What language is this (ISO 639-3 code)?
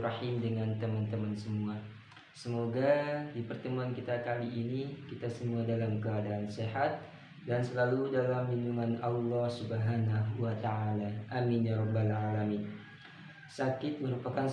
ind